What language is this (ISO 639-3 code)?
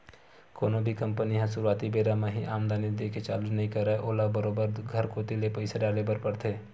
hne